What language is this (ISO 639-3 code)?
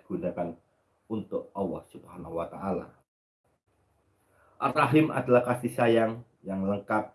ind